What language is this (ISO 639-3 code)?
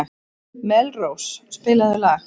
isl